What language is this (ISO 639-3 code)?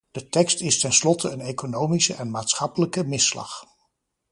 nld